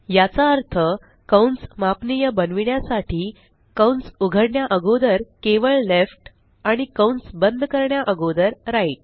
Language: Marathi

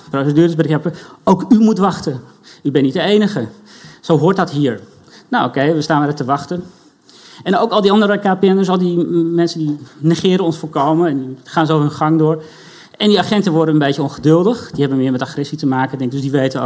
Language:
Dutch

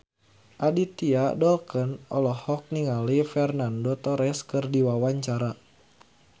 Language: Sundanese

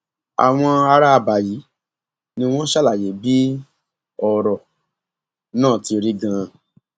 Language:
Yoruba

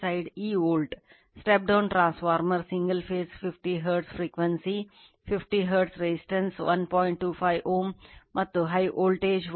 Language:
Kannada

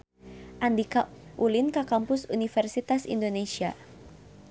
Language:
Sundanese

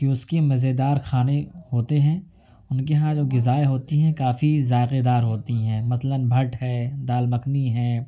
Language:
Urdu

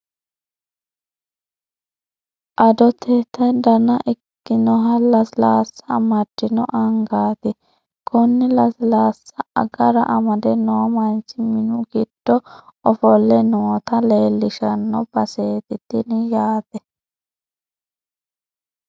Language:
Sidamo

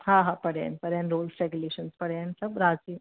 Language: Sindhi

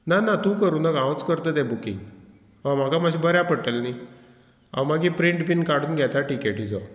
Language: Konkani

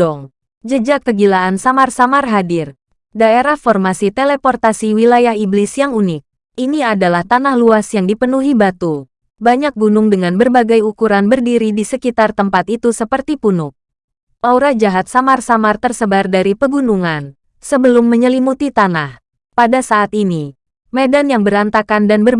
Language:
Indonesian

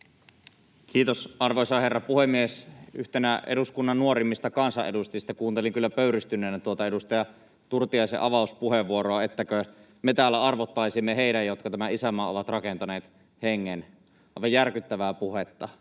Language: Finnish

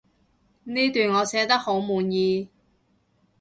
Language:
Cantonese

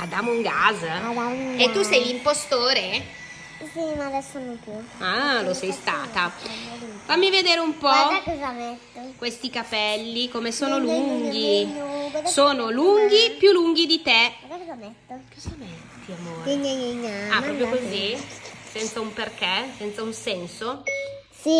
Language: Italian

